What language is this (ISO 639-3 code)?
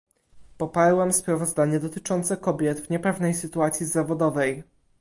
pol